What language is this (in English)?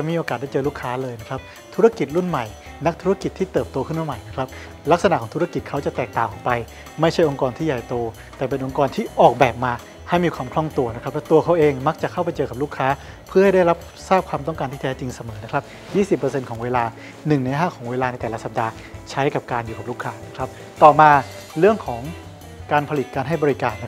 Thai